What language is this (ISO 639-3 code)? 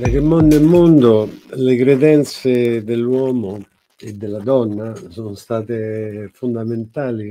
ita